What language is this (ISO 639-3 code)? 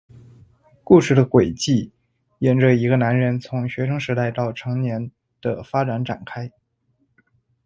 zho